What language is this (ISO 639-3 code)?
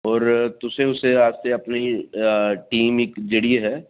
doi